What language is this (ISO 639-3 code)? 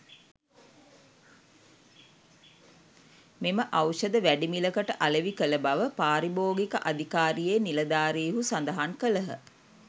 sin